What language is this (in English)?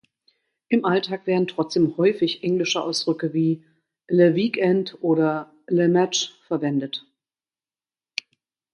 German